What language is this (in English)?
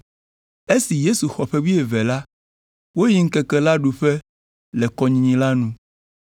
Ewe